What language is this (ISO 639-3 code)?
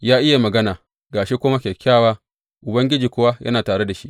hau